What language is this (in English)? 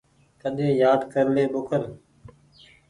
Goaria